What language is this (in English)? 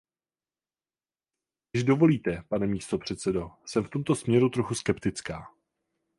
Czech